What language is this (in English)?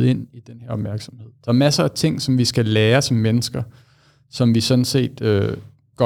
Danish